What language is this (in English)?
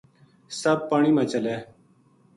Gujari